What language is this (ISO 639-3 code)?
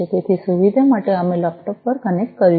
guj